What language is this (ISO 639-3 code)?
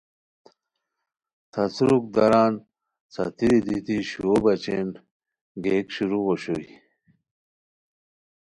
khw